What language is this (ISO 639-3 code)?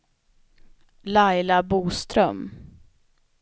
swe